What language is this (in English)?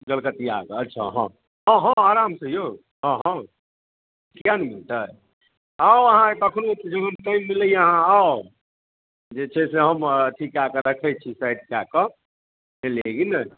Maithili